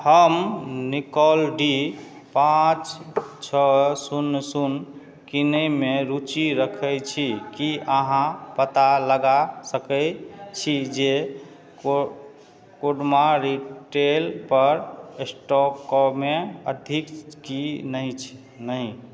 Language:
Maithili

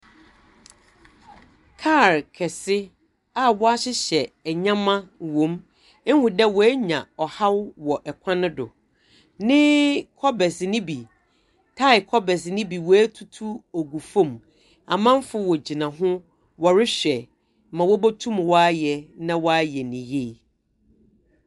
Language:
Akan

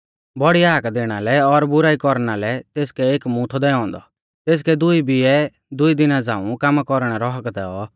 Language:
Mahasu Pahari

